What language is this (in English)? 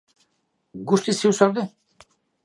Basque